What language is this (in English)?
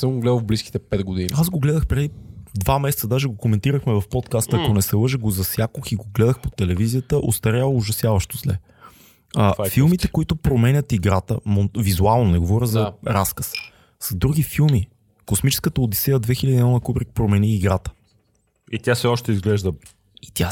Bulgarian